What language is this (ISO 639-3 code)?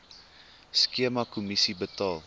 afr